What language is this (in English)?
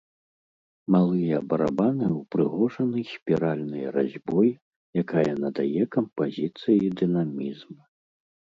Belarusian